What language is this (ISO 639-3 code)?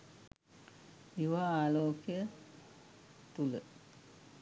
sin